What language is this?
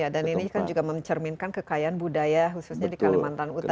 Indonesian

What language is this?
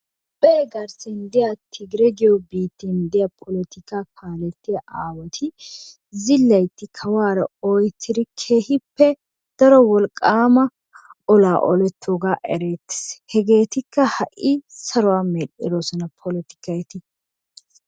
Wolaytta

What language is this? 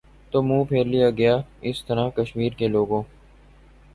Urdu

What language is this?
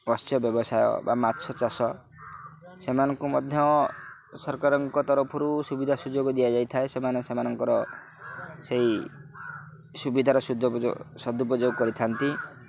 Odia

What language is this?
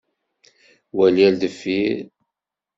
Kabyle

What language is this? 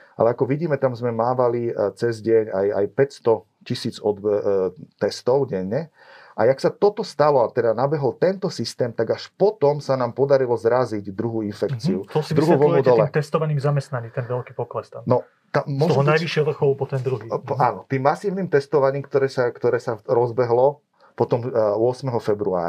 Slovak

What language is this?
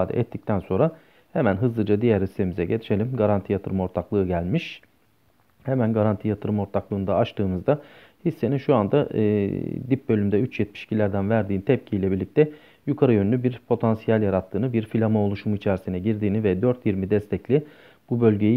Turkish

